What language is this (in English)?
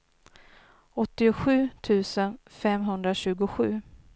Swedish